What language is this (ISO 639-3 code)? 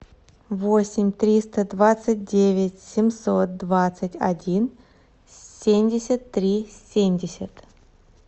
rus